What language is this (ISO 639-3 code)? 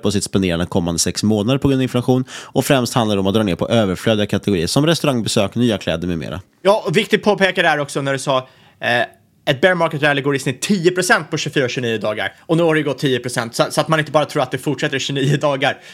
swe